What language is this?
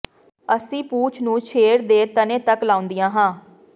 Punjabi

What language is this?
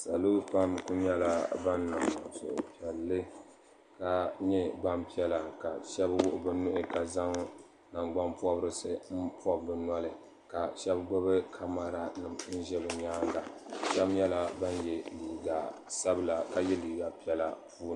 Dagbani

